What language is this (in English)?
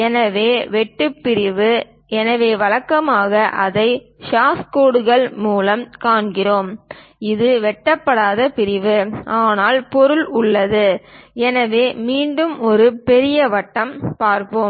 Tamil